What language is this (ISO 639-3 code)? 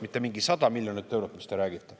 est